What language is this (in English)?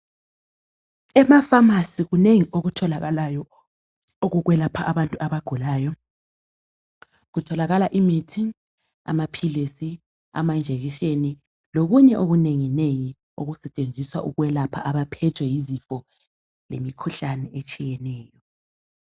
North Ndebele